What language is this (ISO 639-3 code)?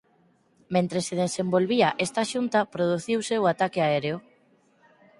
glg